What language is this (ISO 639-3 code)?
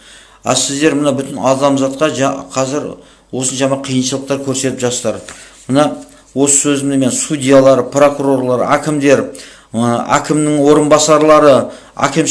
kaz